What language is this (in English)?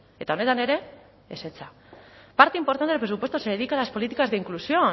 Spanish